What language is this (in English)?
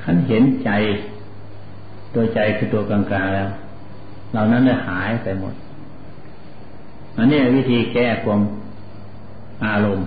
Thai